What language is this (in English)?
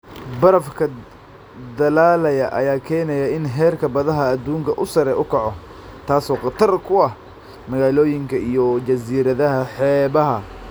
Somali